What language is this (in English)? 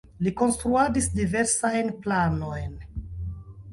Esperanto